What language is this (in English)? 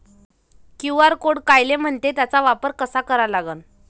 Marathi